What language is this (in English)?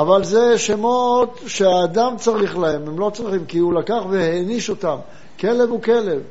Hebrew